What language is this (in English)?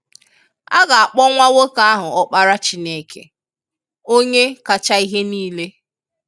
Igbo